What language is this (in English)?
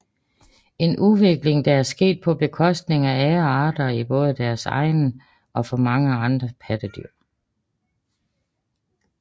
Danish